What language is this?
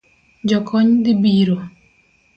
Luo (Kenya and Tanzania)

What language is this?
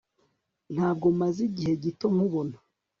Kinyarwanda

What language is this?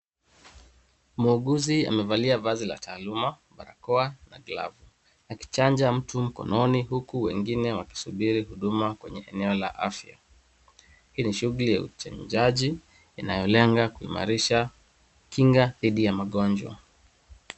Swahili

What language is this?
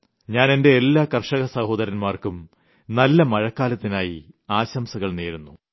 Malayalam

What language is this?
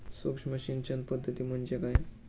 Marathi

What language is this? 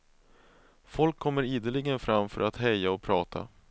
Swedish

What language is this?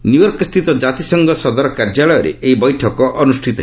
Odia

